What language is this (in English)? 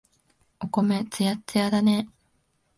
Japanese